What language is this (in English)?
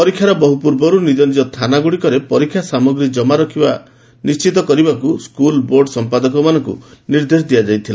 Odia